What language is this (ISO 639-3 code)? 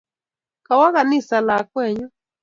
kln